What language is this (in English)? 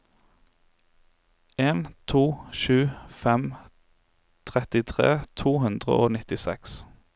Norwegian